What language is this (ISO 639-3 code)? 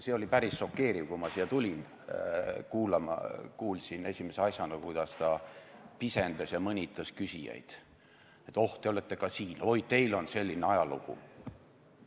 est